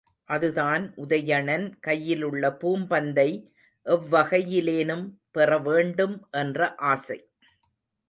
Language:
Tamil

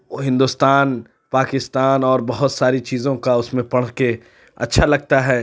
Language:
Urdu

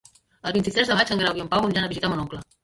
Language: Catalan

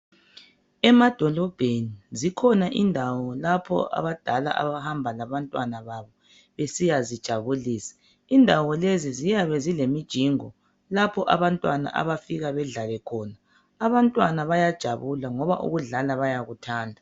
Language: North Ndebele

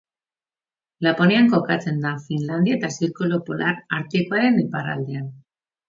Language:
Basque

